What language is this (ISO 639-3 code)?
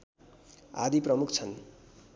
nep